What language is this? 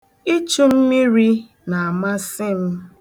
Igbo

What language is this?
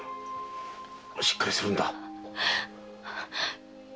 Japanese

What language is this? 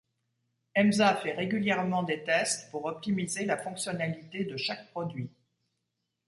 French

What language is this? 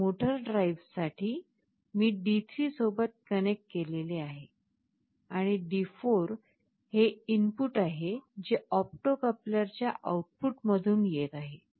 Marathi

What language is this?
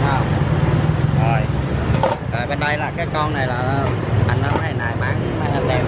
Vietnamese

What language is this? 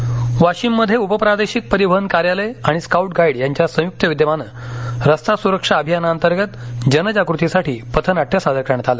Marathi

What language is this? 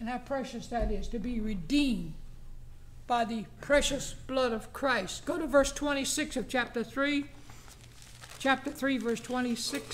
English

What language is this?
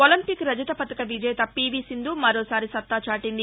Telugu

